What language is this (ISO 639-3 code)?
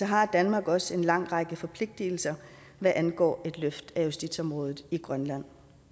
dan